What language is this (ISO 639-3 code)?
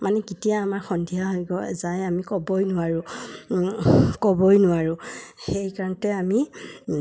asm